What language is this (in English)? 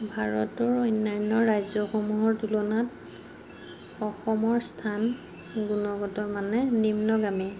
Assamese